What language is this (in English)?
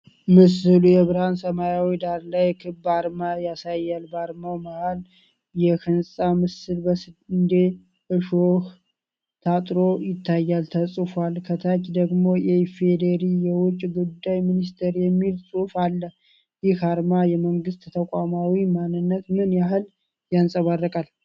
Amharic